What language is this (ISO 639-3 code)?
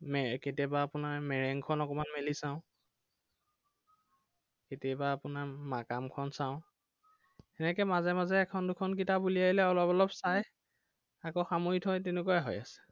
asm